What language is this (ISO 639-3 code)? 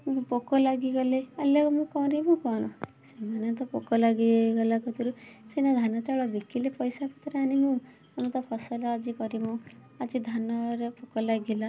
ori